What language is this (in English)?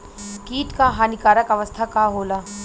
Bhojpuri